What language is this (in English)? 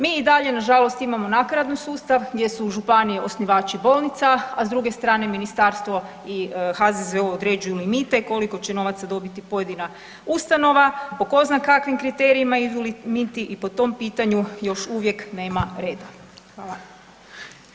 Croatian